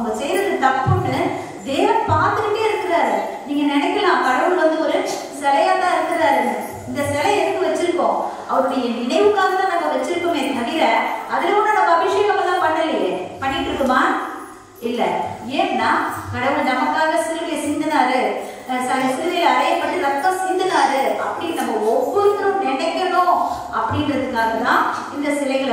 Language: Korean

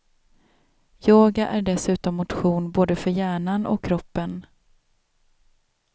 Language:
Swedish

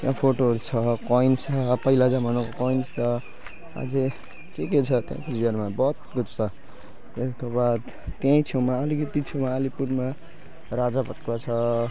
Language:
Nepali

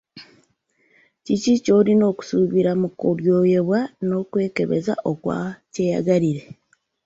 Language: Ganda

